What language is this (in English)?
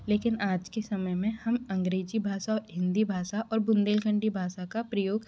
Hindi